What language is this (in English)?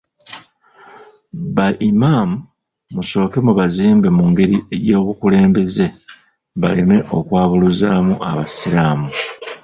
Ganda